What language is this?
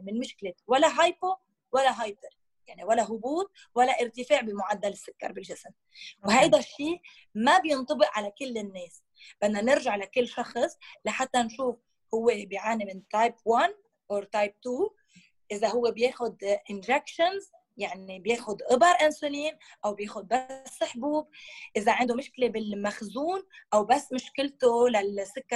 Arabic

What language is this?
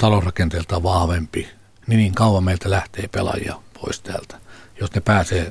Finnish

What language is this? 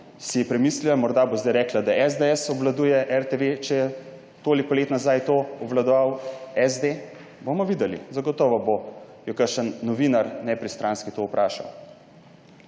Slovenian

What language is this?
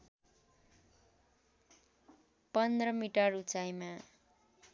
Nepali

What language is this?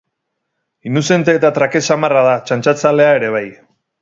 Basque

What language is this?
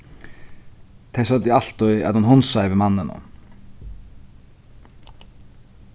Faroese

